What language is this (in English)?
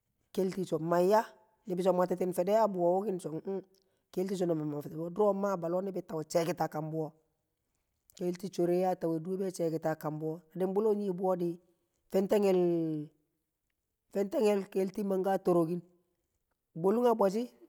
Kamo